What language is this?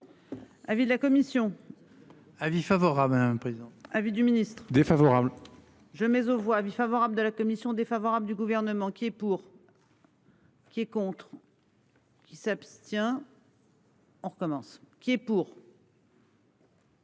French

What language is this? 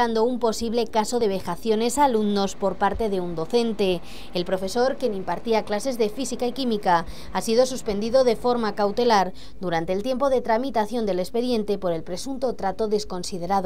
Spanish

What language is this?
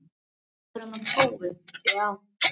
Icelandic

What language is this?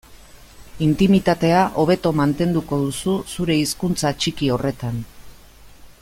Basque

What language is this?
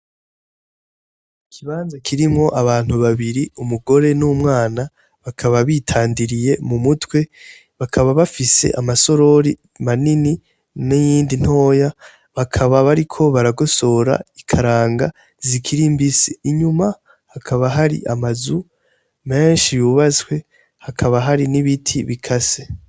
Rundi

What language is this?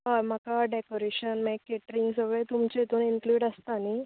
Konkani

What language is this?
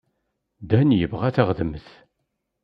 Kabyle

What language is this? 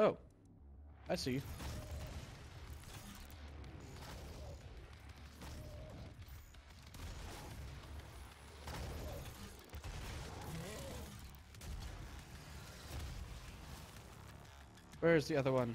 English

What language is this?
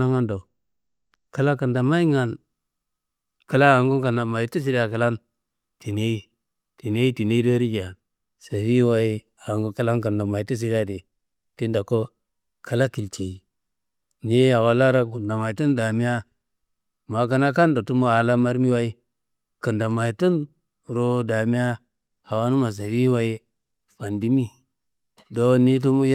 Kanembu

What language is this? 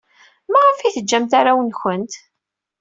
Kabyle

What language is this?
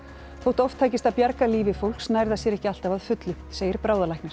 Icelandic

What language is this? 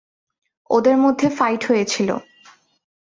Bangla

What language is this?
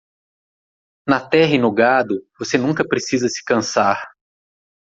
Portuguese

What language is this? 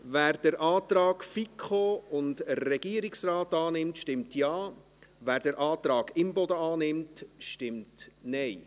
Swiss German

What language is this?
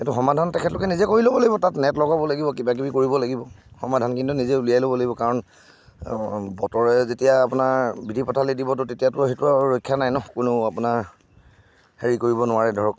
Assamese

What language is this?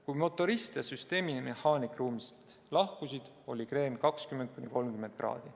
Estonian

